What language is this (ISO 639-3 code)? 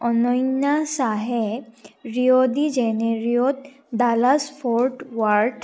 asm